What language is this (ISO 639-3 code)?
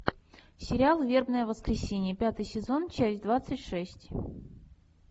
rus